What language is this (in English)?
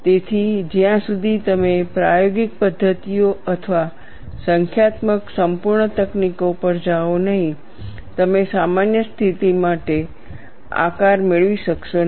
Gujarati